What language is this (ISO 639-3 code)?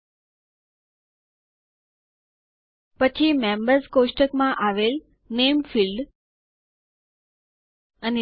guj